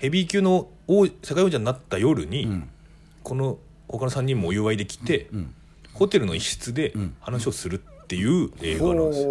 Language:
Japanese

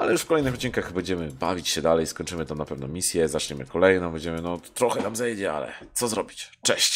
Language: Polish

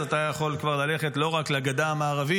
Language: Hebrew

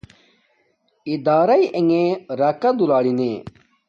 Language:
Domaaki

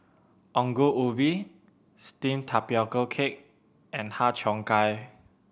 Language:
English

